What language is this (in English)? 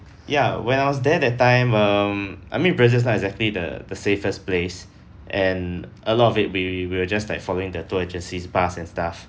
English